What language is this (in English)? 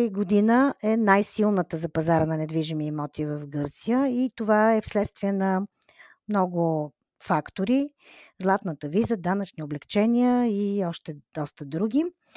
Bulgarian